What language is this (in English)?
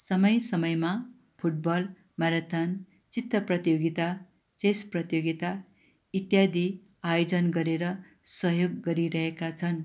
Nepali